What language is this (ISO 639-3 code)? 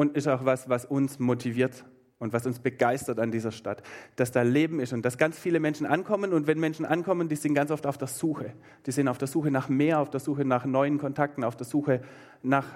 deu